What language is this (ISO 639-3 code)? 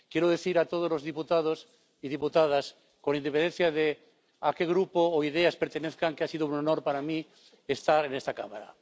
spa